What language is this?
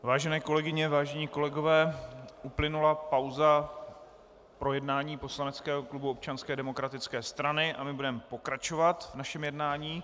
Czech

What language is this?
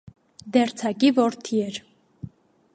Armenian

